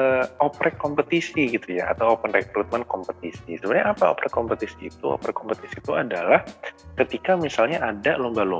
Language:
Indonesian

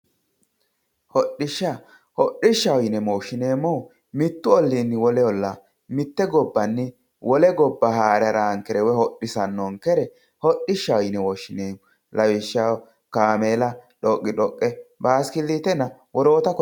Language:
Sidamo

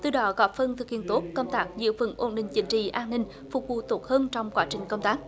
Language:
Vietnamese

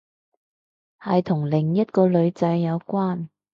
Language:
Cantonese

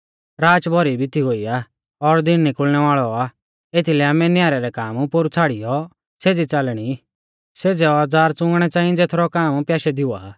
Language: Mahasu Pahari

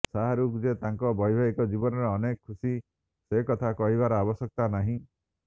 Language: Odia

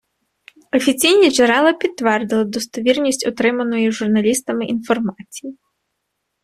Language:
Ukrainian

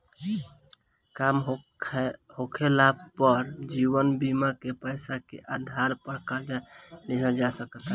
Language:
Bhojpuri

